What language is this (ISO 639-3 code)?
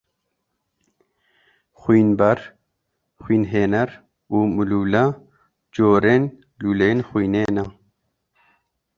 kur